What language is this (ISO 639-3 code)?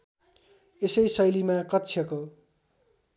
nep